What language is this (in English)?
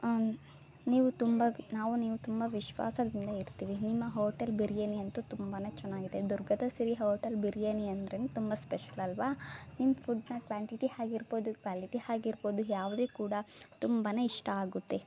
Kannada